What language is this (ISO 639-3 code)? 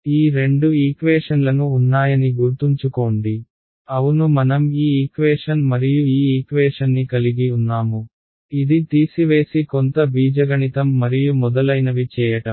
tel